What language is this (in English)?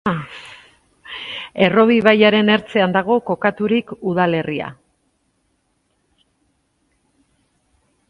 Basque